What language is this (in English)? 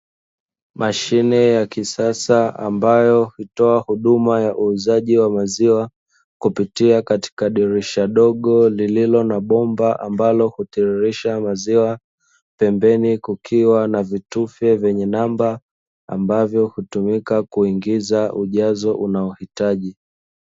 Swahili